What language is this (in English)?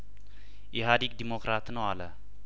Amharic